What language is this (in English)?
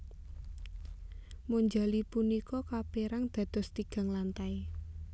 Javanese